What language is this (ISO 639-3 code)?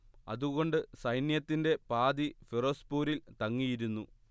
mal